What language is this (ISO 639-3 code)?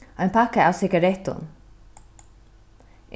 fao